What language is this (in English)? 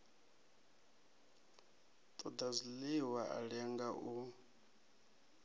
Venda